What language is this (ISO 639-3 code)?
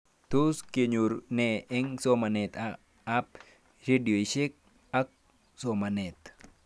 kln